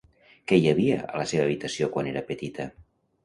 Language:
Catalan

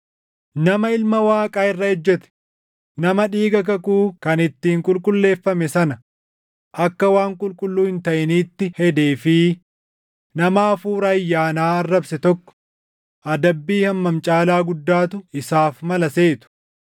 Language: Oromo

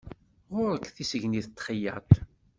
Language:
Kabyle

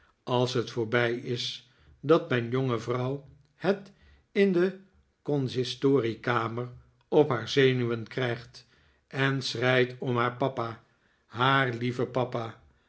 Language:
Dutch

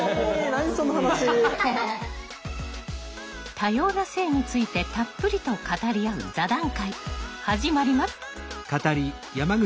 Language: Japanese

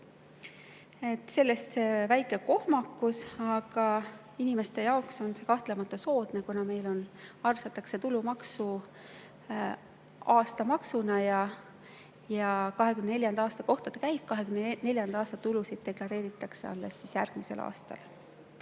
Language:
Estonian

